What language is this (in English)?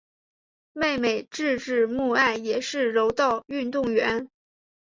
Chinese